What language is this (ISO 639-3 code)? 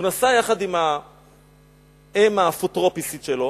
heb